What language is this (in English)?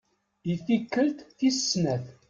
Kabyle